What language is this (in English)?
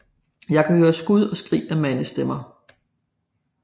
Danish